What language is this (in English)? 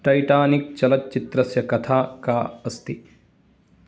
Sanskrit